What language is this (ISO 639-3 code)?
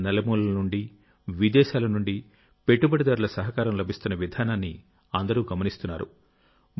tel